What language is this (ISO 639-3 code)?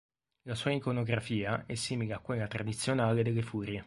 ita